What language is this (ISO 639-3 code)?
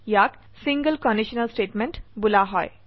asm